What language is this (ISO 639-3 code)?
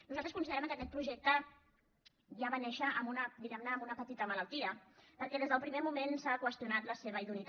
cat